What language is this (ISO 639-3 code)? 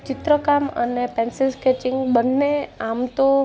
guj